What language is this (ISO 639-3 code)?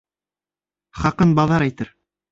bak